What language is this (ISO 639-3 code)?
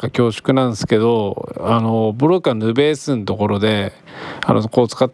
jpn